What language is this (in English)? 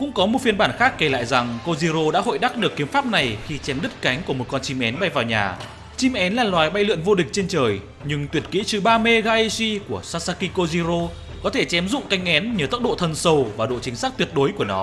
Vietnamese